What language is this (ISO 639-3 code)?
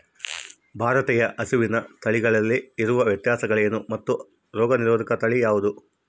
kan